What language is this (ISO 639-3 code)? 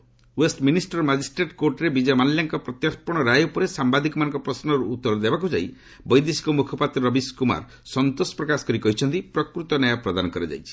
ori